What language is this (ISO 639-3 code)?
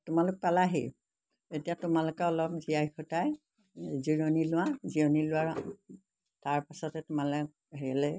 asm